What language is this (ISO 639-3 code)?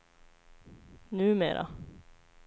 swe